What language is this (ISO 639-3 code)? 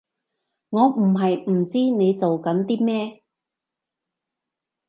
yue